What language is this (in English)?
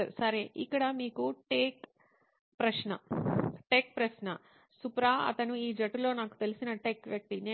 Telugu